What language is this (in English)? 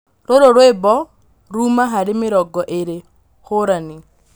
Kikuyu